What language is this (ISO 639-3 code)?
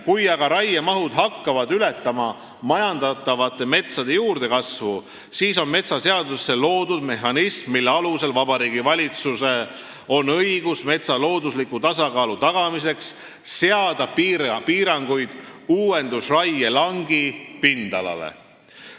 est